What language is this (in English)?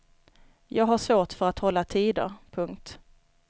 Swedish